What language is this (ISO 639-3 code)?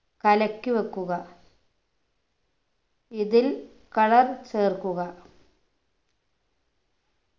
mal